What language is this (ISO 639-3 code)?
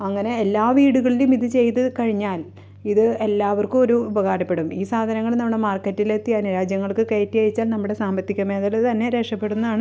mal